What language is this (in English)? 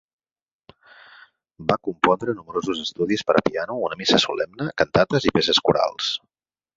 Catalan